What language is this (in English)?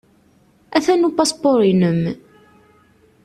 Kabyle